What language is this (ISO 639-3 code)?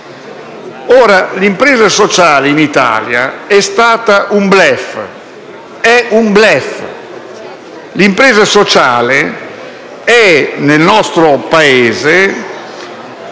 ita